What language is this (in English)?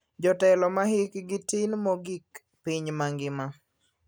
Luo (Kenya and Tanzania)